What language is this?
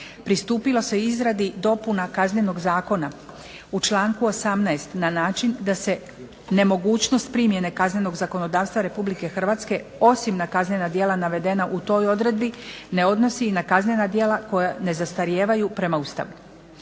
Croatian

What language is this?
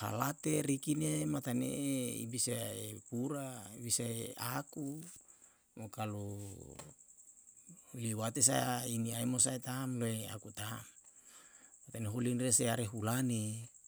Yalahatan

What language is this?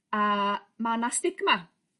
Welsh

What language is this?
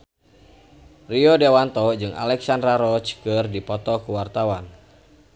Sundanese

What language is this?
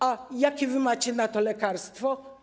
Polish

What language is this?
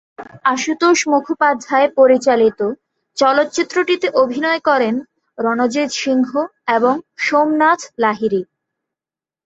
Bangla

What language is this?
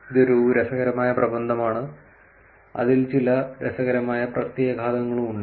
Malayalam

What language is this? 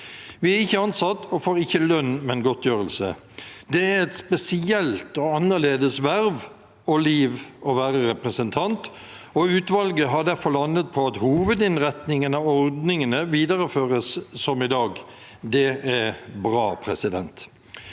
Norwegian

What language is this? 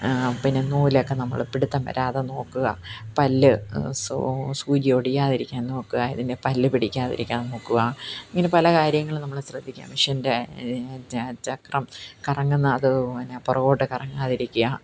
Malayalam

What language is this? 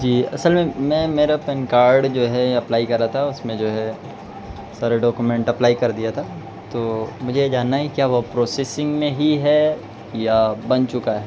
Urdu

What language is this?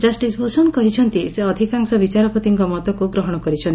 Odia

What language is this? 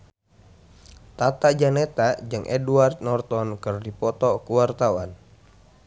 Sundanese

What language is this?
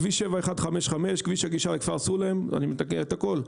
Hebrew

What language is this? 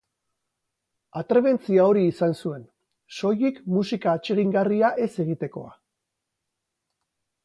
Basque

